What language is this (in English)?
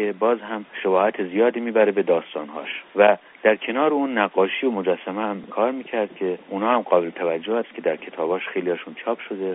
Persian